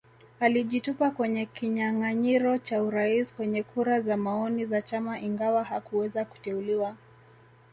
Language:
Swahili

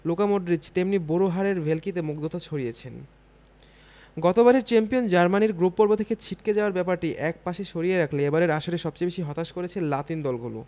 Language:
Bangla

